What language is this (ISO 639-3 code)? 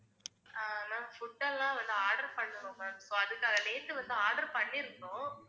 tam